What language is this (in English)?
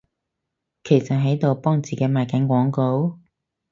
Cantonese